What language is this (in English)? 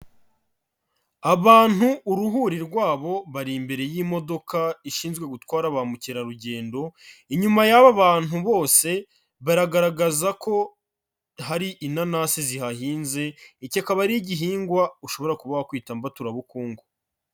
Kinyarwanda